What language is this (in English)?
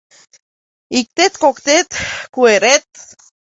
Mari